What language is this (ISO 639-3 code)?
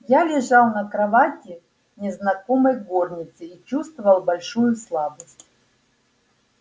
rus